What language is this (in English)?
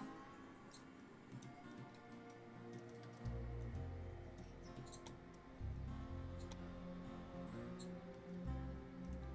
German